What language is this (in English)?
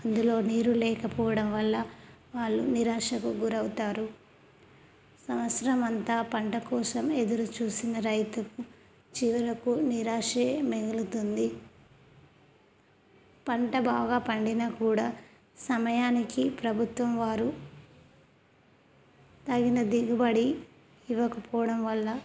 Telugu